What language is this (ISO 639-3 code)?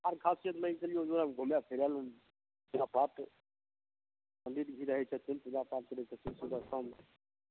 mai